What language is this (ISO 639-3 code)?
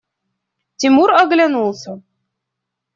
rus